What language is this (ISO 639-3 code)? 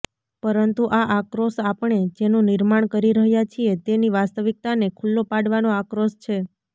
guj